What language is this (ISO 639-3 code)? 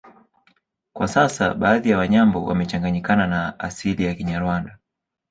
swa